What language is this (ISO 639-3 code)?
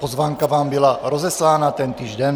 ces